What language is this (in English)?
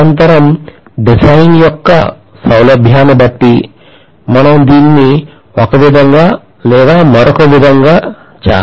Telugu